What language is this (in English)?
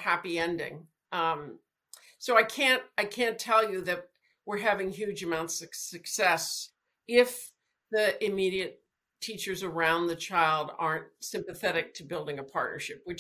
English